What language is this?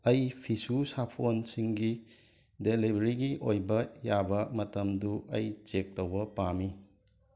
Manipuri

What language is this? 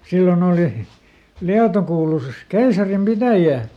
Finnish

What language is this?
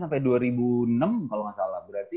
Indonesian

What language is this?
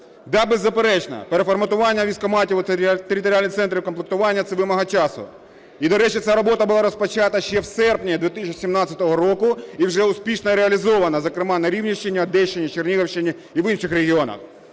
Ukrainian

